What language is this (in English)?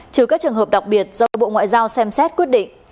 Vietnamese